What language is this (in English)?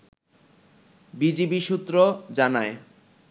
Bangla